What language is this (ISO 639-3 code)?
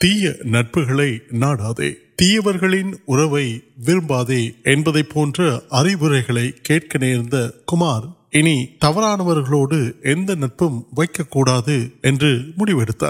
urd